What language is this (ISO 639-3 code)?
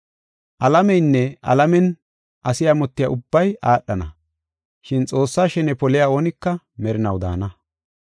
gof